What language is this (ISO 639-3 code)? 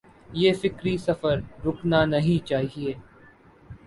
urd